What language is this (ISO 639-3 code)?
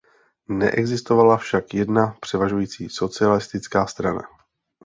ces